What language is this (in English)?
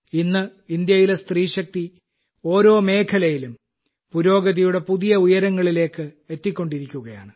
Malayalam